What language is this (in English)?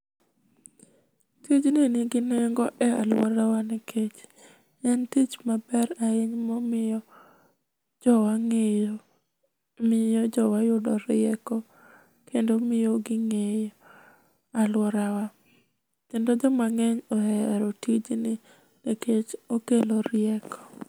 Luo (Kenya and Tanzania)